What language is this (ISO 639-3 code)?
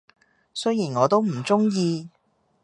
yue